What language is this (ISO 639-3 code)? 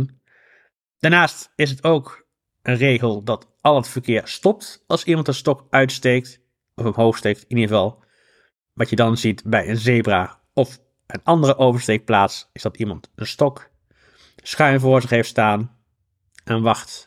nld